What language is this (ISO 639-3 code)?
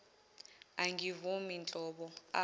zul